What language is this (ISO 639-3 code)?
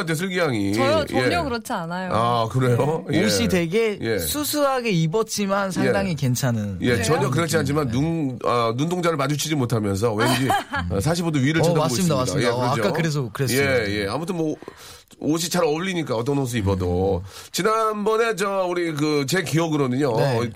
kor